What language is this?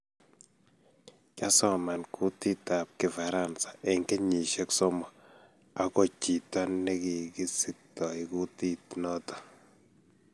Kalenjin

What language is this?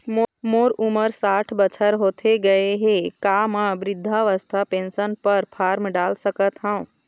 Chhattisgarhi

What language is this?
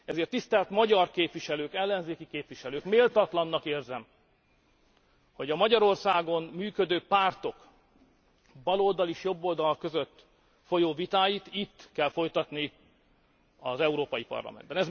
Hungarian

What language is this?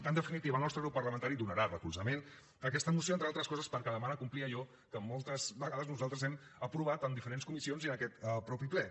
Catalan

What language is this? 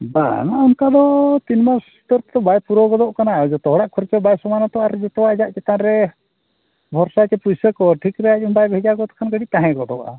Santali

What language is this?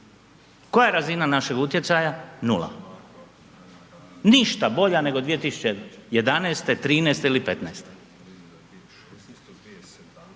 Croatian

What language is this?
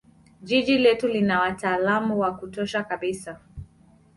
Swahili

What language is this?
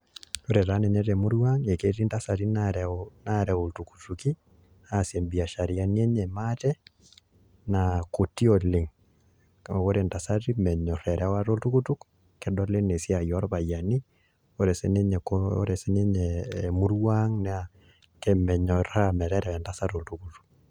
Masai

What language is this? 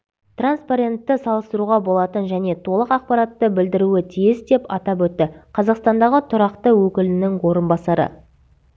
Kazakh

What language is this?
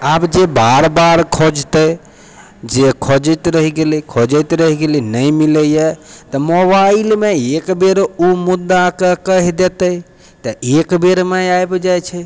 Maithili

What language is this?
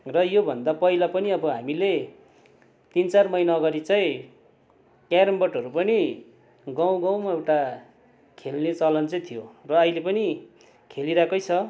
Nepali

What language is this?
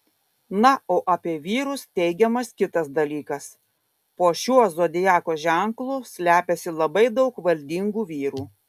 Lithuanian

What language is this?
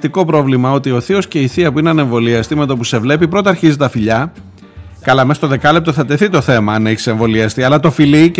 Greek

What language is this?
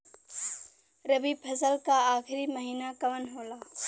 Bhojpuri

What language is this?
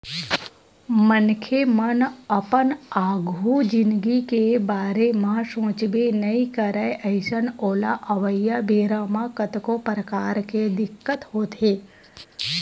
Chhattisgarhi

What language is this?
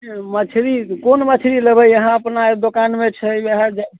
Maithili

